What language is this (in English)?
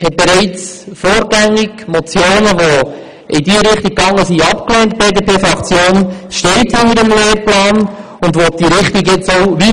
Swiss German